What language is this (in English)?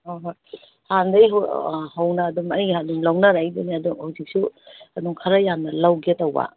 Manipuri